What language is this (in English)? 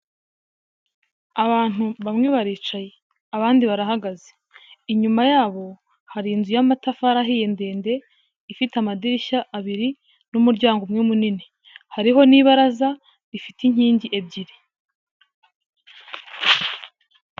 Kinyarwanda